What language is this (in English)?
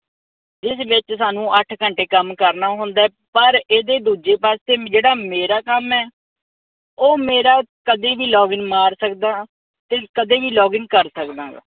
Punjabi